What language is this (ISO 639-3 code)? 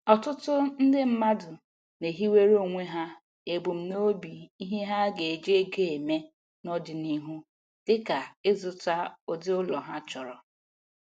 ibo